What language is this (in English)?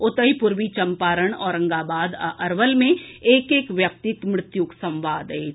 Maithili